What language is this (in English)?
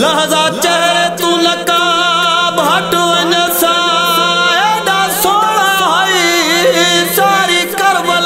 Arabic